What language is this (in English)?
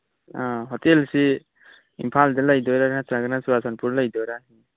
Manipuri